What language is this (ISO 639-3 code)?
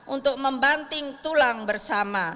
ind